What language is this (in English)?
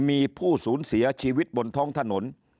Thai